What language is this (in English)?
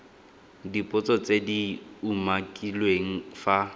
Tswana